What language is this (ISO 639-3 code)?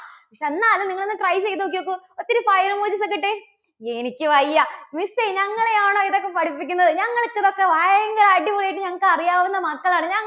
mal